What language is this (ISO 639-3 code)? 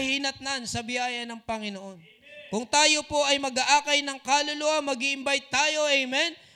fil